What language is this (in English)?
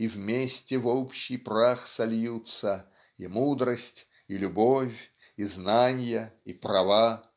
Russian